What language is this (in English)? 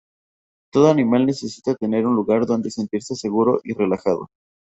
Spanish